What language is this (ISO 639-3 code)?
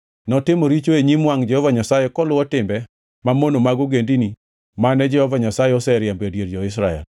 luo